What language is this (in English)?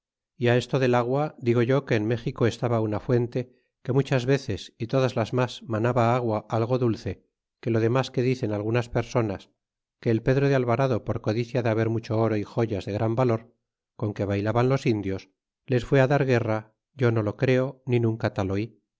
Spanish